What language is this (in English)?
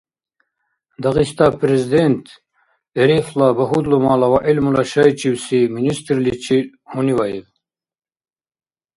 Dargwa